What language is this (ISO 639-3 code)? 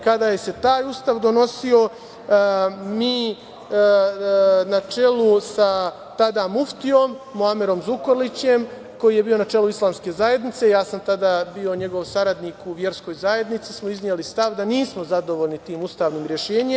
srp